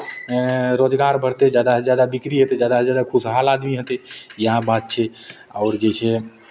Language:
Maithili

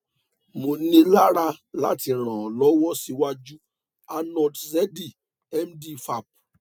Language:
Yoruba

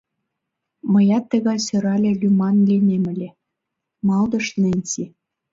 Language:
Mari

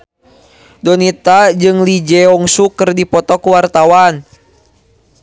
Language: Sundanese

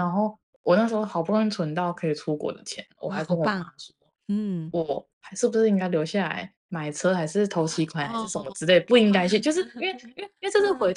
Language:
Chinese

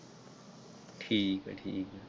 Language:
Punjabi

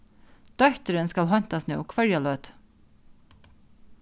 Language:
Faroese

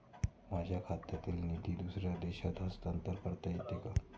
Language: Marathi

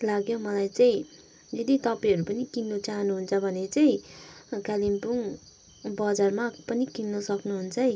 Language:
Nepali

